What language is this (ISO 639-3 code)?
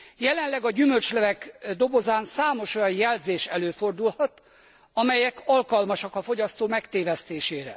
hun